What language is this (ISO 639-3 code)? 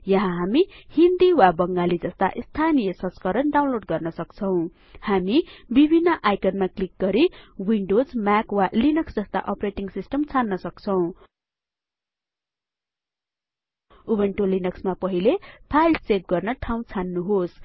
nep